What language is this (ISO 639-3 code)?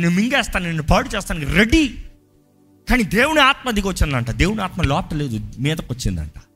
tel